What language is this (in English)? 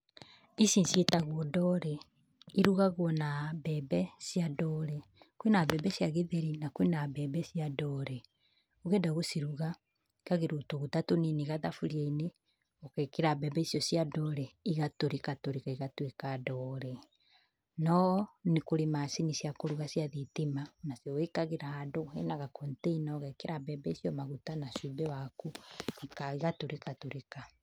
Kikuyu